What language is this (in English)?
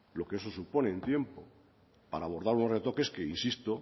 Spanish